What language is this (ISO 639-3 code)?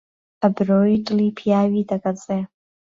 ckb